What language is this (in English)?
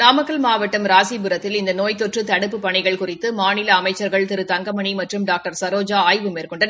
Tamil